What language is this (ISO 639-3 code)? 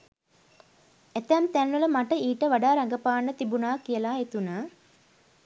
sin